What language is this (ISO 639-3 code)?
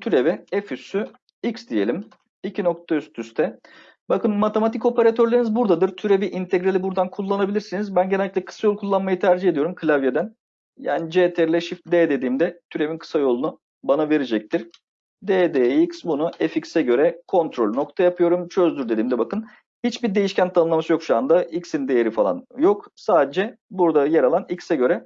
tur